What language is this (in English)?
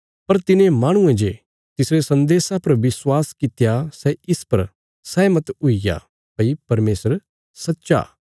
Bilaspuri